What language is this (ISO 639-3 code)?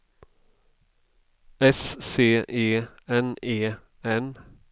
swe